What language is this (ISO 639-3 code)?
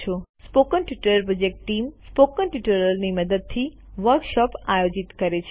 guj